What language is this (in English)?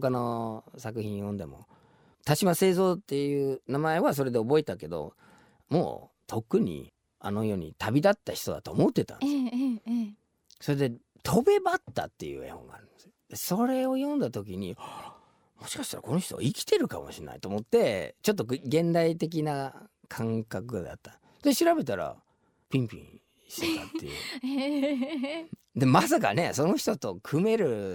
Japanese